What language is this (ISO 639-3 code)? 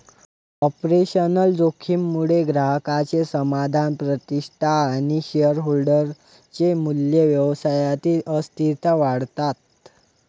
mar